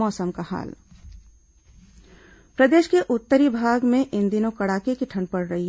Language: Hindi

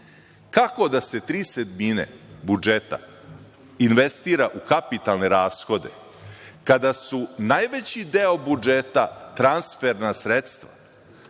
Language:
Serbian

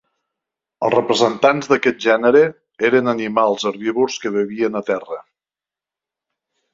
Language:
Catalan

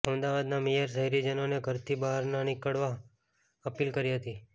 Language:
Gujarati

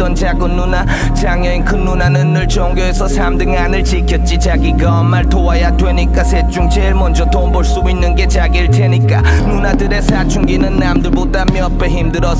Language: Korean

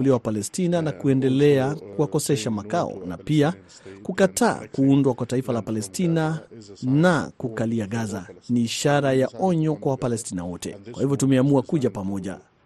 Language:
Swahili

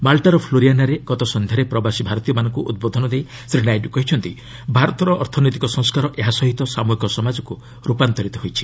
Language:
Odia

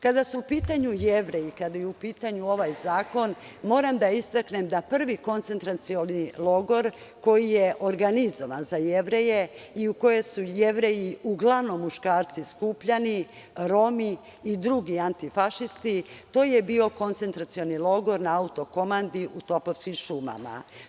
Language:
Serbian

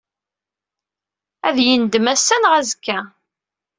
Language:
Kabyle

